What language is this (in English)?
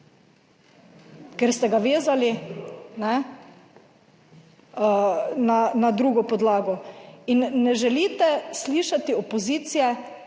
Slovenian